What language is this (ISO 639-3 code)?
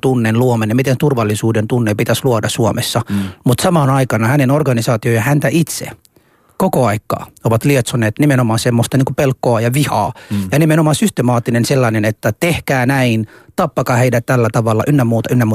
fin